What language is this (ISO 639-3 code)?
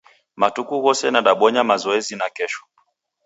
dav